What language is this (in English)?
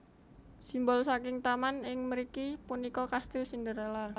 Javanese